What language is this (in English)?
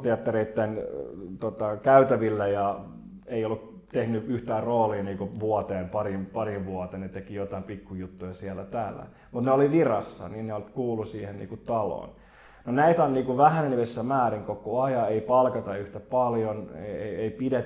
Finnish